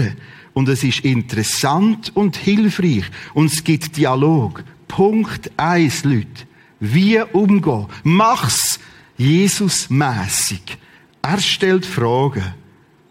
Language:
German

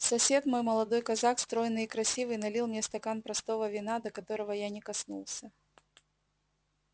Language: Russian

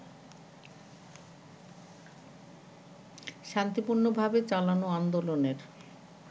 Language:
Bangla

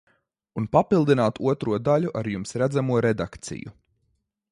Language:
Latvian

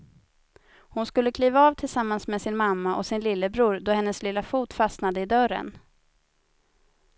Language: Swedish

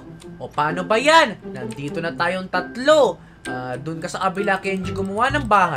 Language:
Filipino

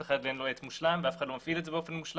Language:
Hebrew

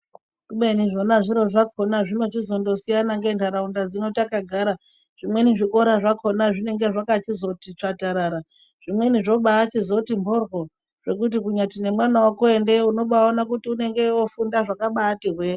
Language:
Ndau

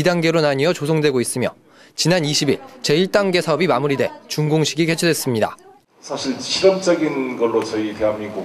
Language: Korean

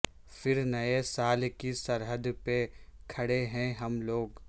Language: Urdu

